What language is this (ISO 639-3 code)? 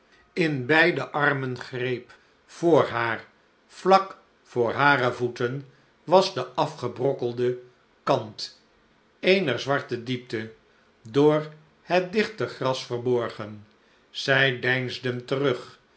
nld